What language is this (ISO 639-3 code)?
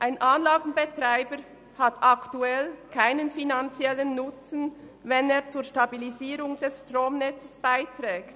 gsw